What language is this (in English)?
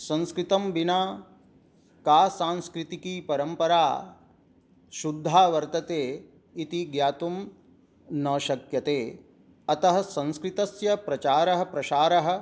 Sanskrit